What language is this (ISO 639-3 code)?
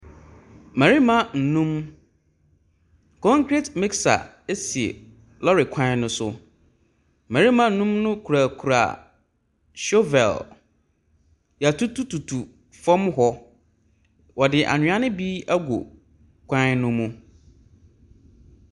aka